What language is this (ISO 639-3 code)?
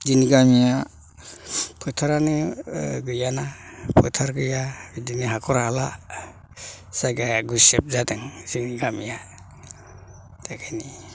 brx